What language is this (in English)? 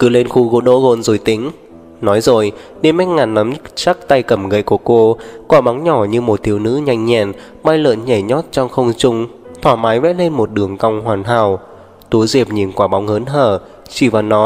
Vietnamese